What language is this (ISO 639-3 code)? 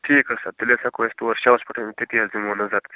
kas